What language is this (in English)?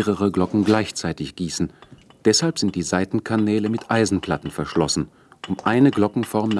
German